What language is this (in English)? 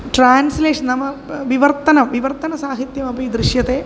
Sanskrit